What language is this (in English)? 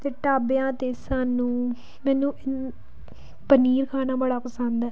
Punjabi